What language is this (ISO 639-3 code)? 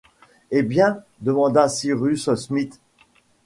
fra